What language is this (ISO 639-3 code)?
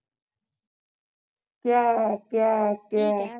pan